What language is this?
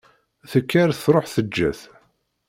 Kabyle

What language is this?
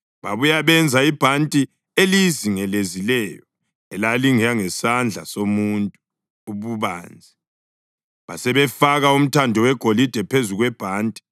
North Ndebele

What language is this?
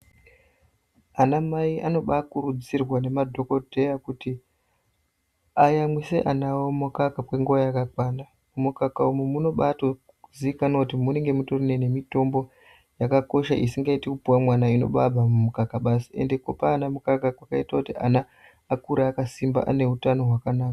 Ndau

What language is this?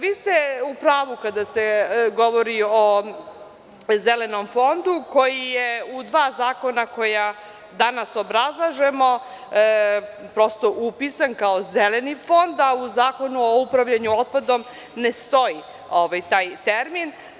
Serbian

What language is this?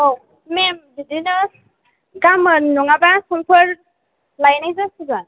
Bodo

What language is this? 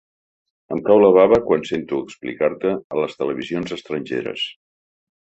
Catalan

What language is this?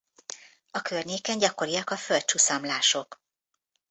Hungarian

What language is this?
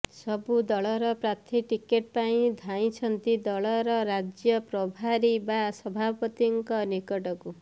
Odia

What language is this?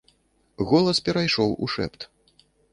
Belarusian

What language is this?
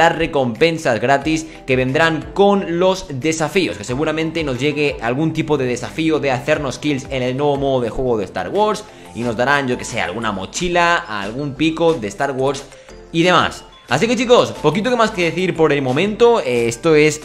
Spanish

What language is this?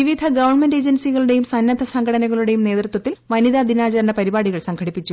Malayalam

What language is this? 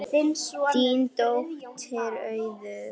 Icelandic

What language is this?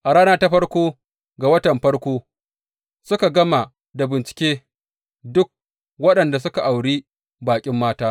Hausa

